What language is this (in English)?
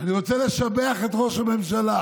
Hebrew